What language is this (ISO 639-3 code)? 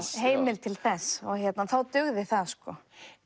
isl